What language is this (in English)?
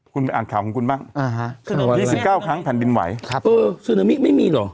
Thai